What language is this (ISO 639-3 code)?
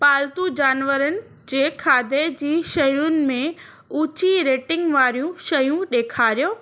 snd